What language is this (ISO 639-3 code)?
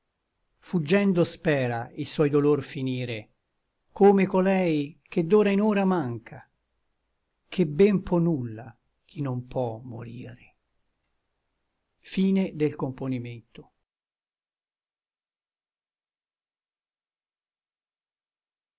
ita